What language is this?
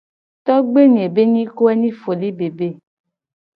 Gen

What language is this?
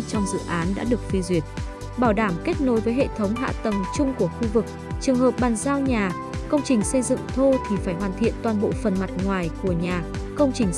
Vietnamese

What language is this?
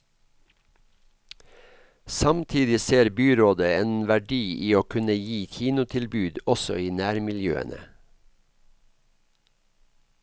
Norwegian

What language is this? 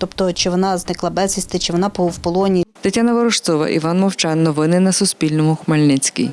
Ukrainian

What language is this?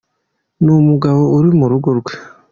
Kinyarwanda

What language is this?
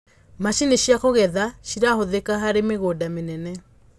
Kikuyu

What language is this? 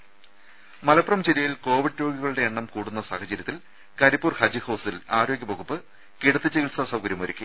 Malayalam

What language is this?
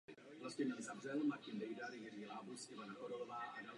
Czech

